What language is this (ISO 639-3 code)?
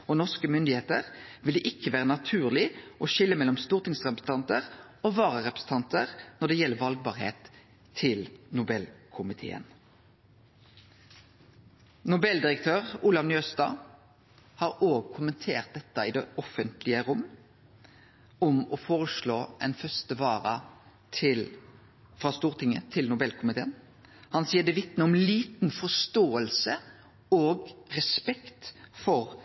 nno